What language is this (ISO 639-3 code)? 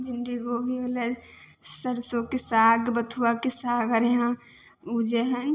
mai